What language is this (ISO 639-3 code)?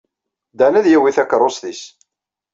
kab